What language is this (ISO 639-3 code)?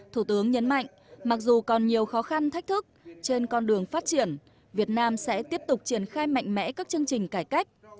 vie